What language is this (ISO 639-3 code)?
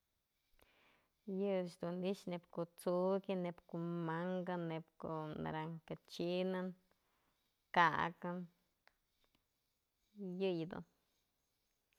mzl